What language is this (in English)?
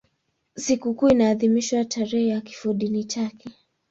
Swahili